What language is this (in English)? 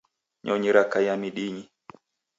Taita